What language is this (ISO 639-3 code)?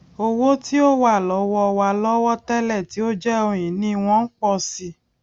yor